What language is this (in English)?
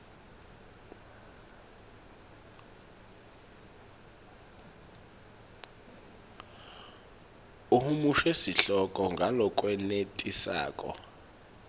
Swati